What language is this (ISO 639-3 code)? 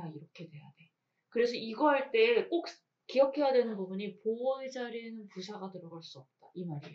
kor